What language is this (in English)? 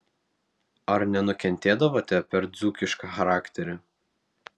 Lithuanian